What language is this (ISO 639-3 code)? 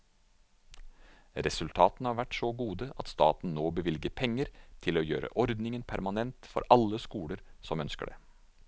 nor